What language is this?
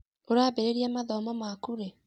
Kikuyu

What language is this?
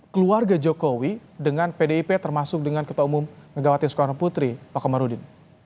Indonesian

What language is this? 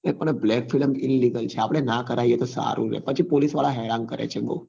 Gujarati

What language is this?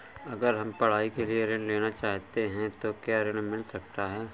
Hindi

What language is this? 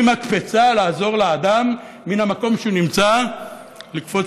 Hebrew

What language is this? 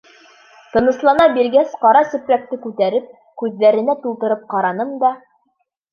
Bashkir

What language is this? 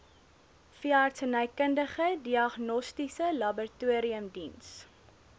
Afrikaans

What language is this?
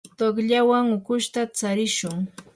Yanahuanca Pasco Quechua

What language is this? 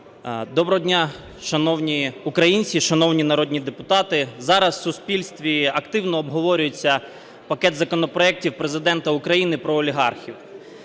Ukrainian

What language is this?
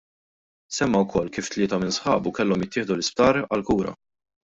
Maltese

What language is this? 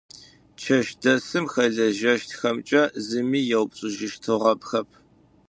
Adyghe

